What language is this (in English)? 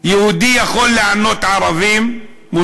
Hebrew